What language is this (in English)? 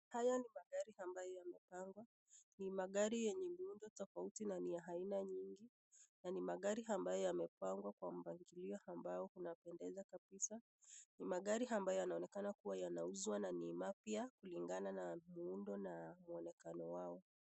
Swahili